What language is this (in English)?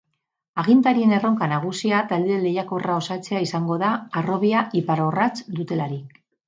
Basque